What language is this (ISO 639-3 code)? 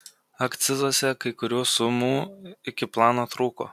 lit